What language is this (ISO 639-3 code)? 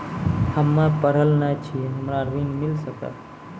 mai